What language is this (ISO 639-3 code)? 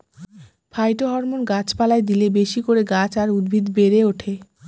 ben